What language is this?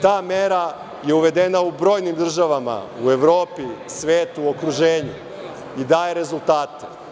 Serbian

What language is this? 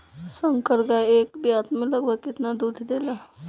Bhojpuri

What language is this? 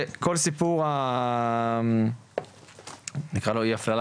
Hebrew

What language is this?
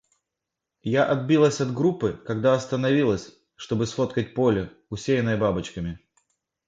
Russian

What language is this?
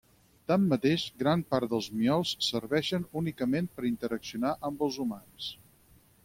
Catalan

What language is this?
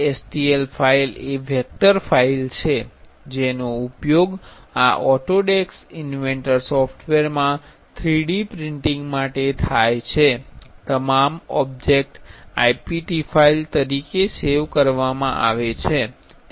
Gujarati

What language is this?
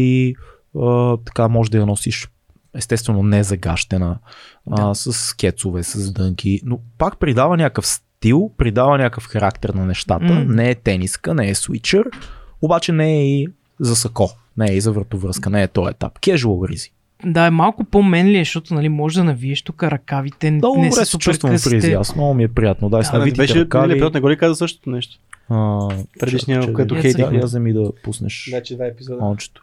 Bulgarian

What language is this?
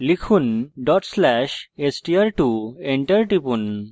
Bangla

